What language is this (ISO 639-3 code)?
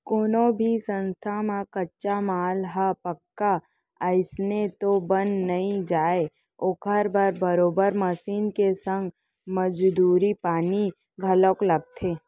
hne